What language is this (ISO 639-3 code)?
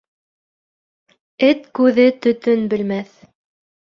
bak